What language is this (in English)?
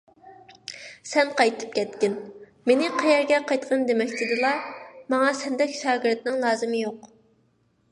Uyghur